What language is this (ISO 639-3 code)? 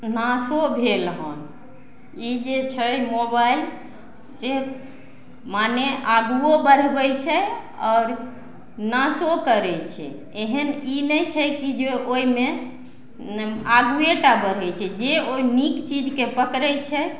mai